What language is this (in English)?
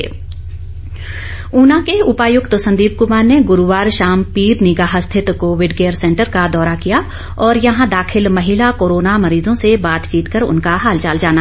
Hindi